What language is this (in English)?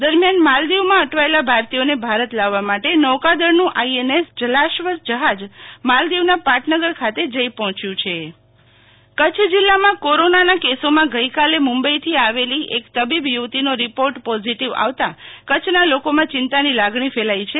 Gujarati